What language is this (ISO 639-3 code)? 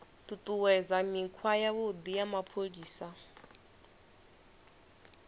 ven